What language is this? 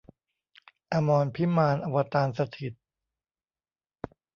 Thai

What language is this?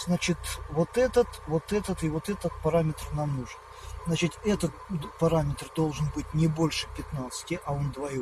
Russian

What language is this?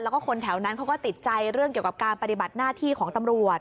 Thai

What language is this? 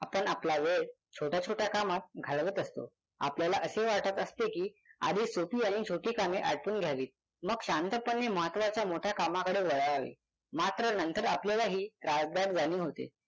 Marathi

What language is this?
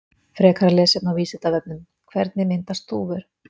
Icelandic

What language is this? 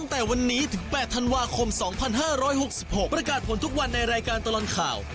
Thai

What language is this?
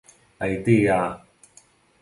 Catalan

